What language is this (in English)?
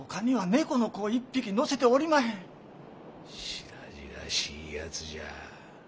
Japanese